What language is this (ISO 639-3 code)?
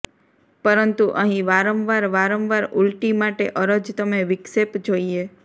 guj